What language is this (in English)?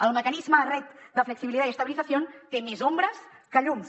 Catalan